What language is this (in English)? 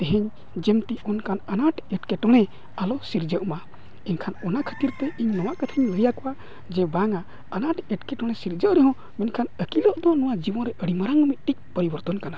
Santali